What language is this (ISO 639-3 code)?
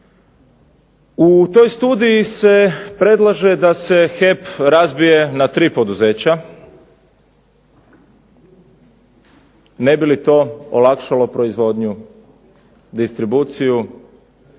hrv